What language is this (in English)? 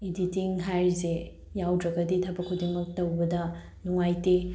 Manipuri